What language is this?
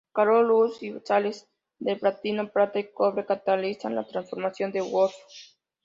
Spanish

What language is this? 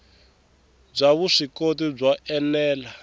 Tsonga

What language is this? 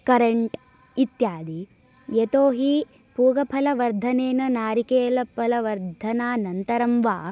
Sanskrit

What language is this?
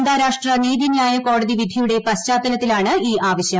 Malayalam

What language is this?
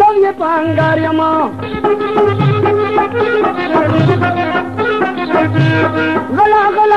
Arabic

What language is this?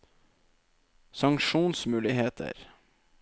Norwegian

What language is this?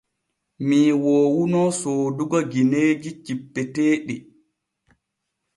Borgu Fulfulde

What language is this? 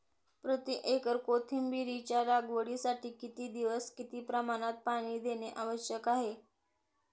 Marathi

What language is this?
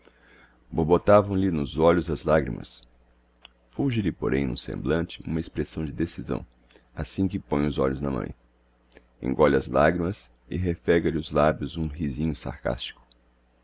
Portuguese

